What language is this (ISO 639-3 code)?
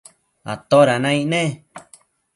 mcf